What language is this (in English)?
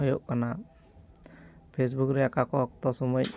Santali